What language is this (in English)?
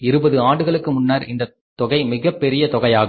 Tamil